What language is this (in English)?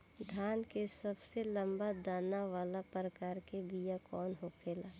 Bhojpuri